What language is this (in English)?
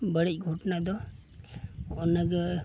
Santali